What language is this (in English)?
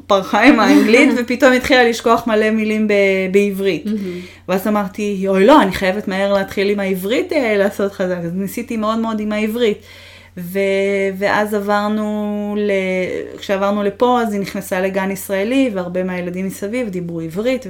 Hebrew